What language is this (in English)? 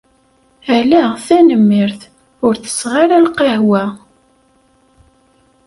Kabyle